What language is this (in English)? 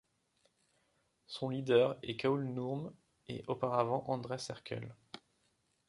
French